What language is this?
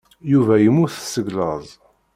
Kabyle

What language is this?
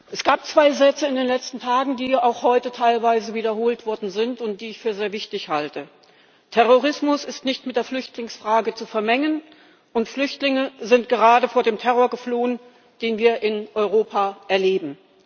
German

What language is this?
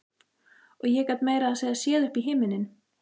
Icelandic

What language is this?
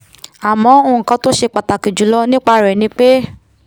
Yoruba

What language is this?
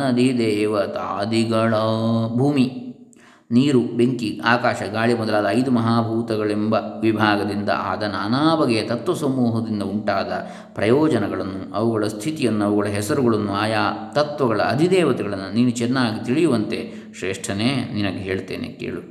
Kannada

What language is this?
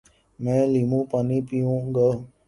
Urdu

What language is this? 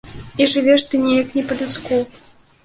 Belarusian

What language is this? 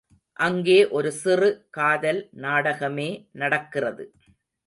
Tamil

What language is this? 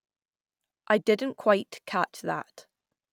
English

